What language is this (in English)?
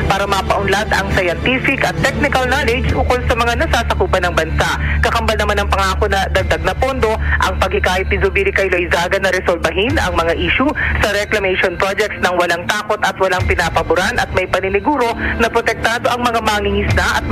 Filipino